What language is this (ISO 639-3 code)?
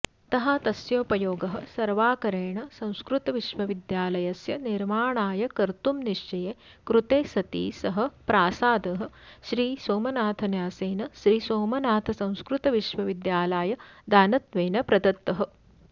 san